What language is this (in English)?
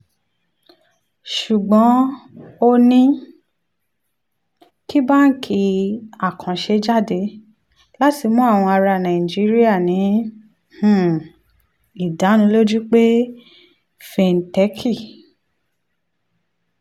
Yoruba